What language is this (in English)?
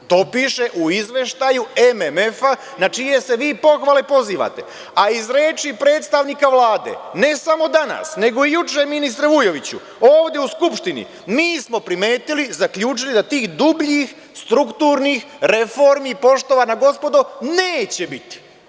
Serbian